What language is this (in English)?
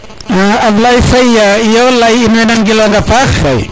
Serer